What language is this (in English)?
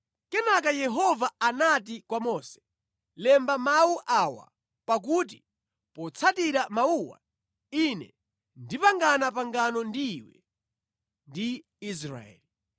Nyanja